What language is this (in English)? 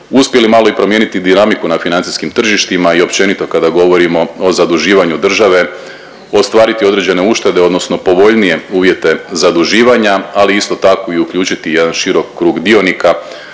Croatian